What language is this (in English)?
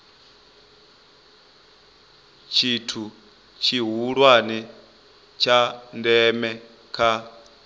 Venda